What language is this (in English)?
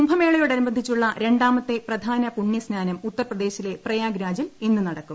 Malayalam